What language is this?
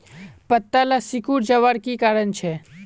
Magahi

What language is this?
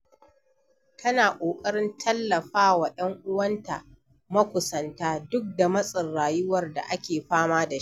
Hausa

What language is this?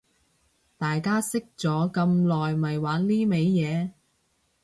Cantonese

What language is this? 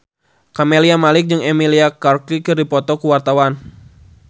Sundanese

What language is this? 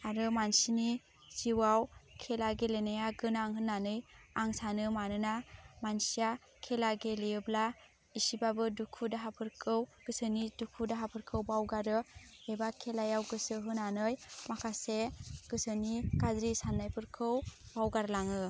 Bodo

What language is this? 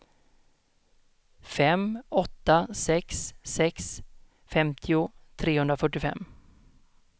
Swedish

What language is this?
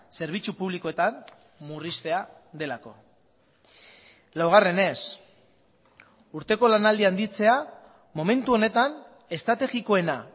Basque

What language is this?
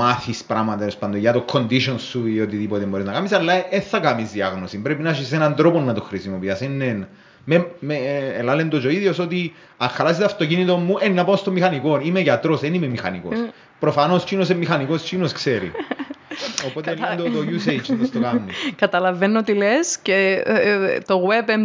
Greek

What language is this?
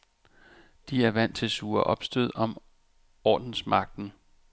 Danish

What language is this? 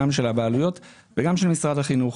Hebrew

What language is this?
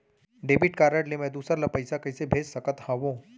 Chhattisgarhi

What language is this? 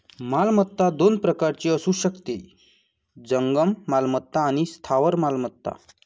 Marathi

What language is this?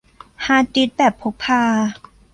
Thai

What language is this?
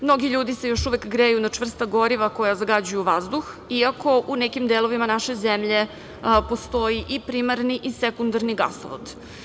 Serbian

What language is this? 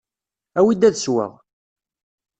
Kabyle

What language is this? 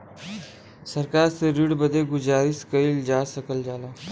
Bhojpuri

